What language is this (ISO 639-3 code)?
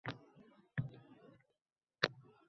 uzb